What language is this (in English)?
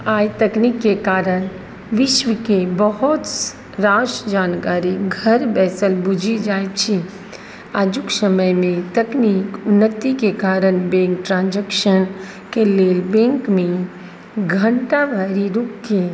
Maithili